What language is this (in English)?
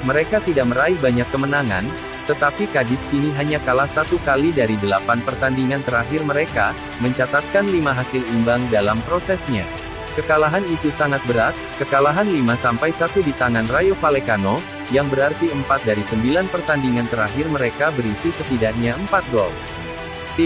Indonesian